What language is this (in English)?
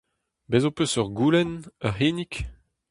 Breton